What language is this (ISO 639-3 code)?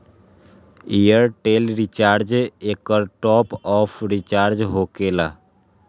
mag